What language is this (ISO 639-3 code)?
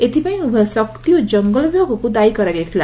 ori